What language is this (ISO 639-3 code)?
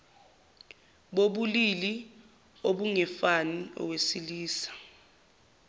zul